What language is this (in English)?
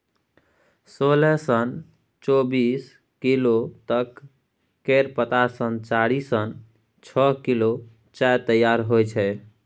Maithili